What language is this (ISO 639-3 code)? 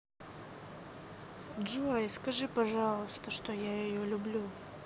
rus